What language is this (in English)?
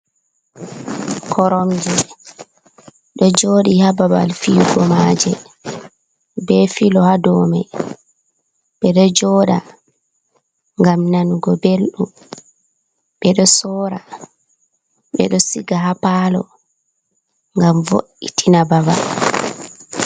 Fula